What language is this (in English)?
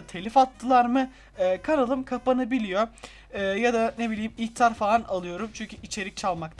Turkish